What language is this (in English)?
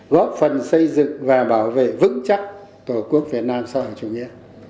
Vietnamese